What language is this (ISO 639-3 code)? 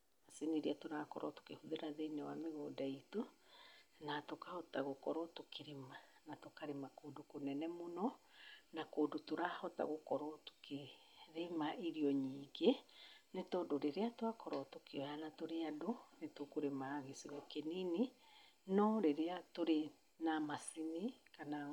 kik